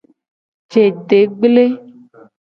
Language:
Gen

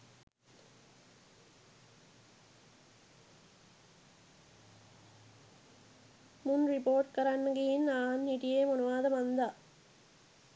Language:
Sinhala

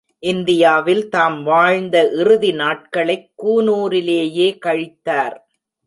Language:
Tamil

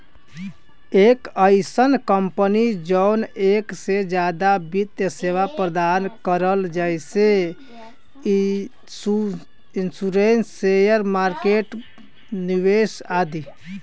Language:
Bhojpuri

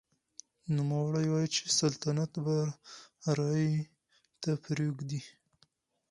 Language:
Pashto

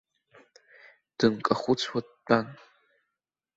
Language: Abkhazian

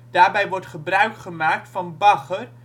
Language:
Dutch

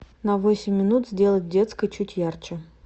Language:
Russian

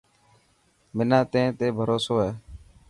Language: Dhatki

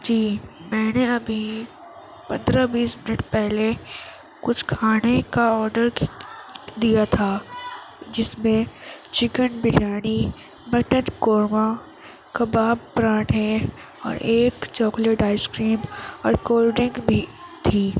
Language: Urdu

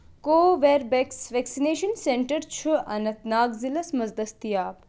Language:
Kashmiri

